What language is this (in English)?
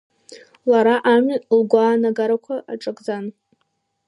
Abkhazian